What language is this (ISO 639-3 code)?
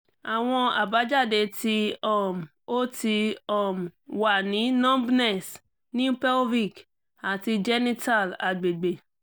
yor